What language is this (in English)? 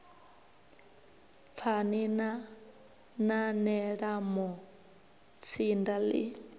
Venda